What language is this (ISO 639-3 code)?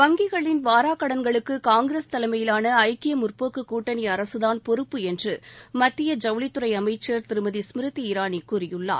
tam